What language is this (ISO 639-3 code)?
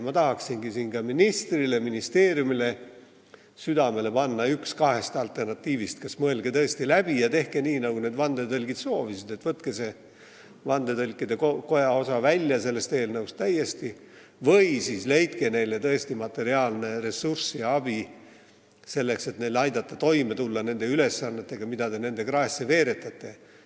est